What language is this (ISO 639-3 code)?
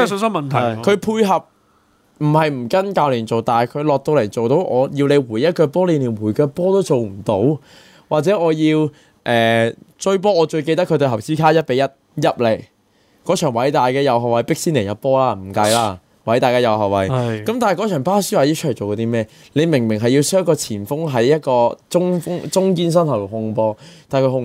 zho